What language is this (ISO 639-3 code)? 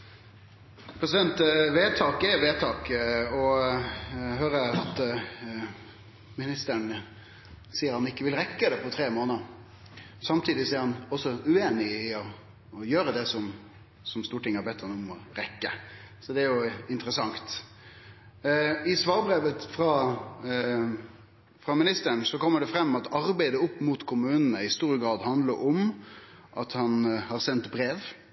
nno